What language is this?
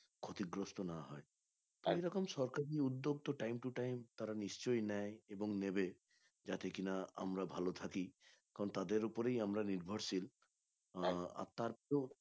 Bangla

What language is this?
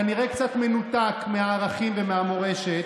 Hebrew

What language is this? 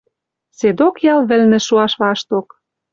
Western Mari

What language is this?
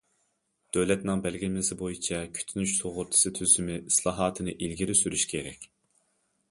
Uyghur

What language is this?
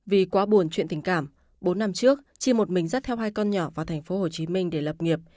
Vietnamese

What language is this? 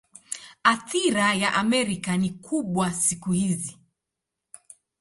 Swahili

